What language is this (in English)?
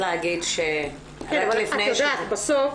Hebrew